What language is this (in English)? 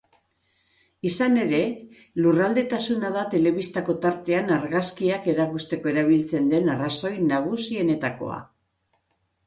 Basque